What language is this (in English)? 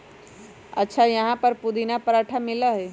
Magahi